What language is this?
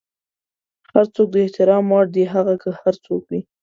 Pashto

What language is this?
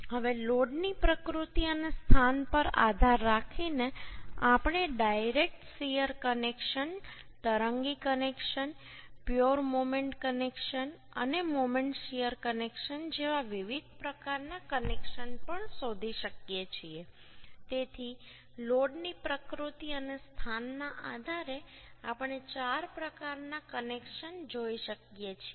Gujarati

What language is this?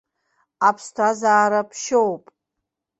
Abkhazian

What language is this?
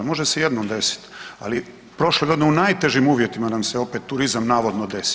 Croatian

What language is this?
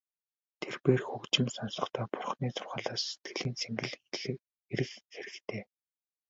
Mongolian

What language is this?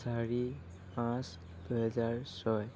Assamese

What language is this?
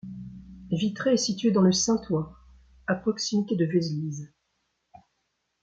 French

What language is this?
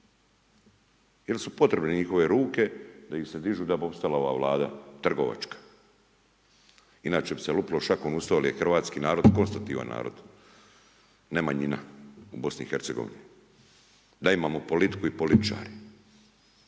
Croatian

